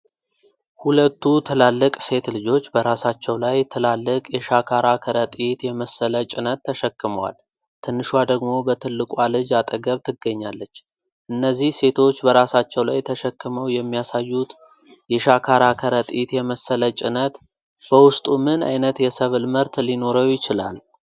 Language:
Amharic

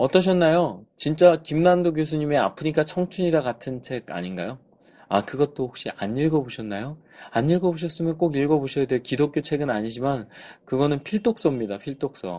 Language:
Korean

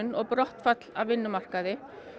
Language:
Icelandic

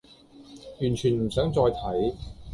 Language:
Cantonese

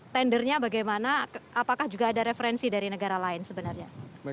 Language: Indonesian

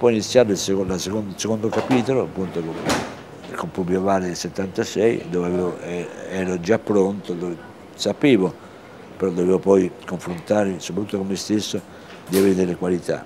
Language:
Italian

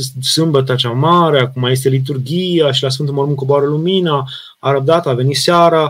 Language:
Romanian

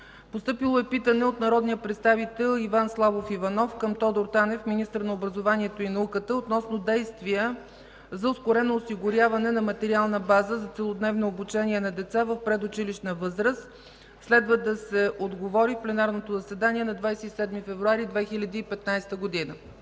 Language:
Bulgarian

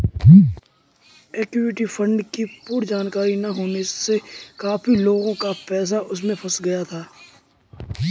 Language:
Hindi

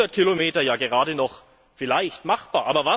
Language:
German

